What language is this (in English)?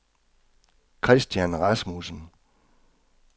Danish